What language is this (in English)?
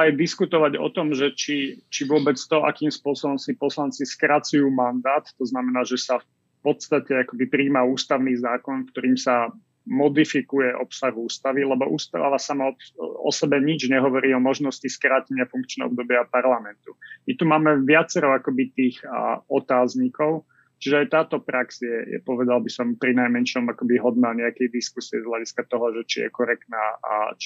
Slovak